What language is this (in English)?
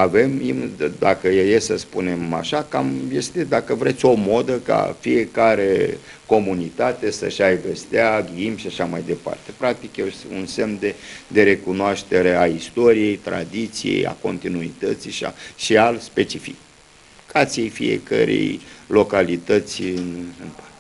Romanian